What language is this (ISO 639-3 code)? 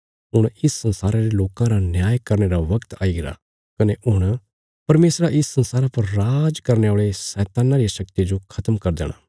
kfs